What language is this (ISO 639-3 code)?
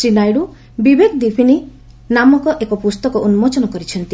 ori